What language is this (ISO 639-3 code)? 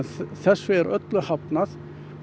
isl